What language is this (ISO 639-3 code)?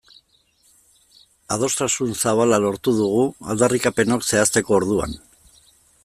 eus